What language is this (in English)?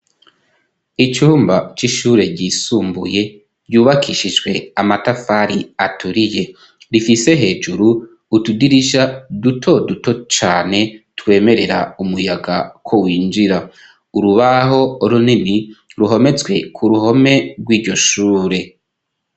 Rundi